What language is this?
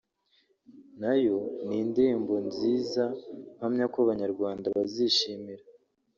Kinyarwanda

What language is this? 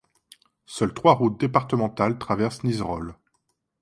French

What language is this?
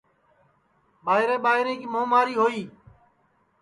Sansi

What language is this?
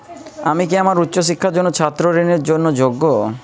Bangla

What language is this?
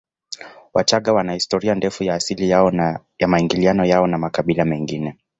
Swahili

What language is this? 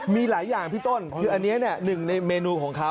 Thai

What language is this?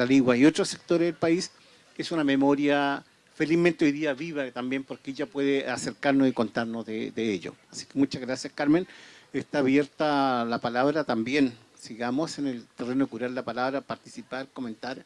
Spanish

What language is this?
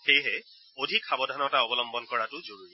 Assamese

